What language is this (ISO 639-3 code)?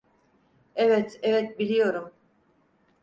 tur